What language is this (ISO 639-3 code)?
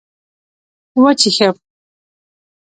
pus